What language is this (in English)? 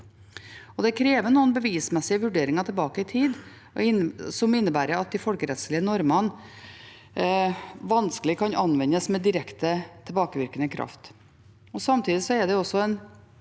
Norwegian